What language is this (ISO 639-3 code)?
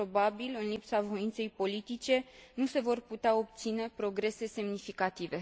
ron